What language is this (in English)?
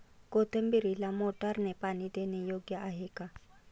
Marathi